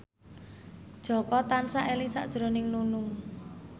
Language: Javanese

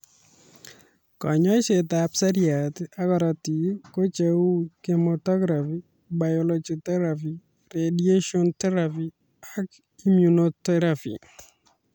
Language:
Kalenjin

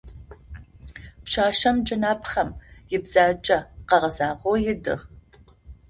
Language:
Adyghe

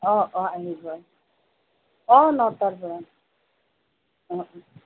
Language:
Assamese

